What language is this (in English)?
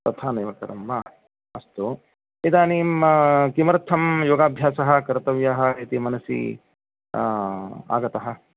Sanskrit